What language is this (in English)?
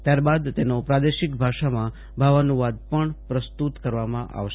Gujarati